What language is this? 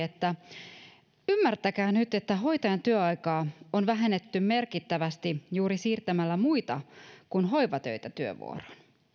Finnish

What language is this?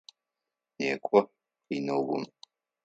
Adyghe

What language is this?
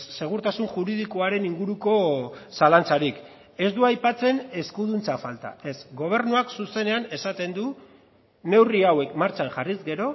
Basque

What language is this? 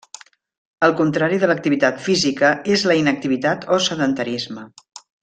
Catalan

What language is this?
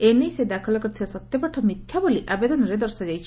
Odia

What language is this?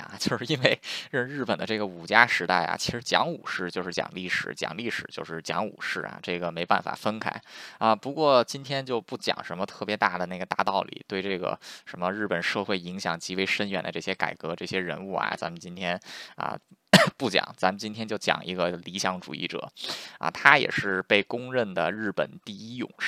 Chinese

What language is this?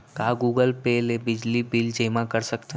Chhattisgarhi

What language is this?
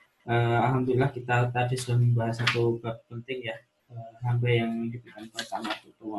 Indonesian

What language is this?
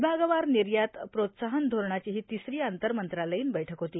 Marathi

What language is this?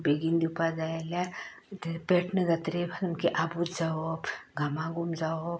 Konkani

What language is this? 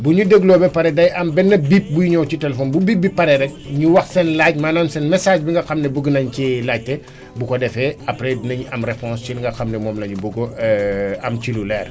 Wolof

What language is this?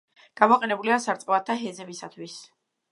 Georgian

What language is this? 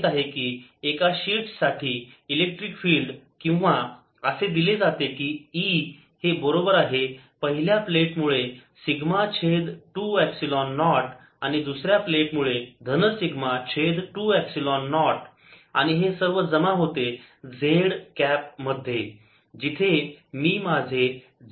Marathi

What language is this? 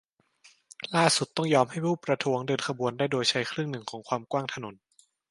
Thai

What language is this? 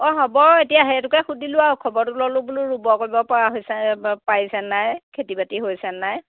Assamese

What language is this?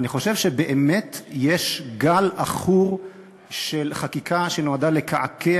Hebrew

